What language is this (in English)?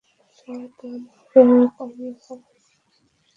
Bangla